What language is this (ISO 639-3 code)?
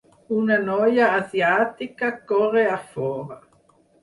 cat